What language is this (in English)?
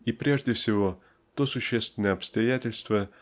Russian